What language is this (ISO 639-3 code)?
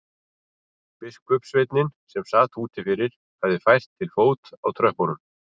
isl